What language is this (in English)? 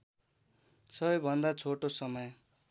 Nepali